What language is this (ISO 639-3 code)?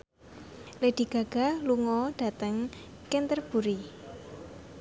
jav